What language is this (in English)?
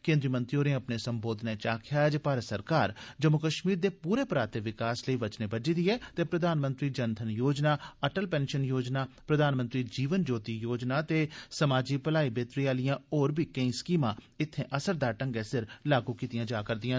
Dogri